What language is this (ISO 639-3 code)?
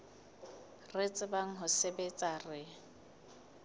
sot